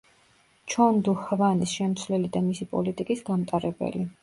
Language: Georgian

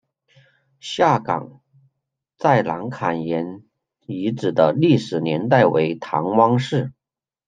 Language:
Chinese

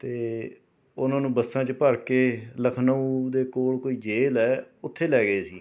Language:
Punjabi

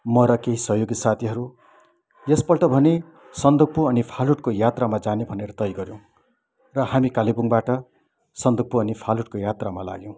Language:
Nepali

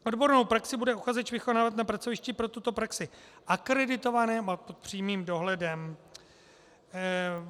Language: Czech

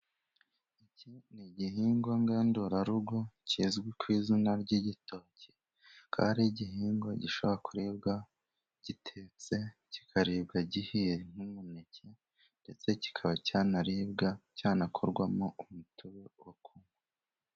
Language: Kinyarwanda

